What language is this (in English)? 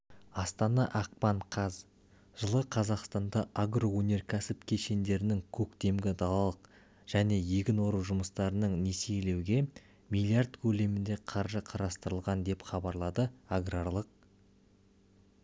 Kazakh